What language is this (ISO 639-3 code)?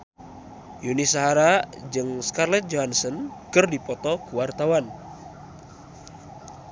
sun